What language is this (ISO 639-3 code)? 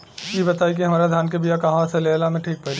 bho